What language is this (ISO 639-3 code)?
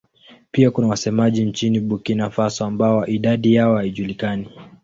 swa